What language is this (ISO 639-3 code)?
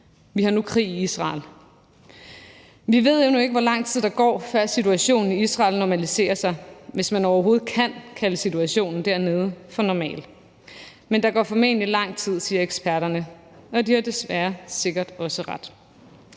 dan